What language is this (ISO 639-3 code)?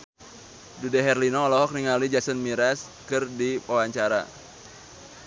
sun